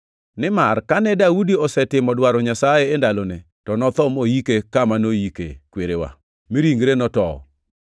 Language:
Luo (Kenya and Tanzania)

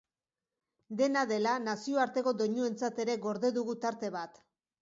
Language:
Basque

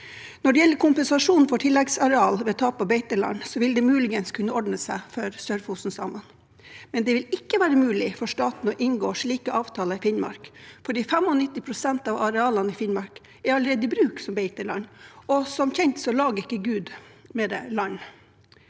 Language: Norwegian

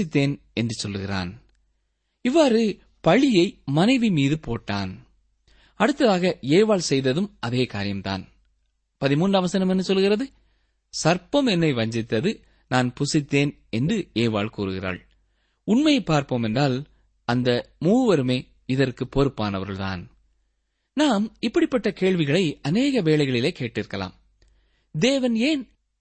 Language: Tamil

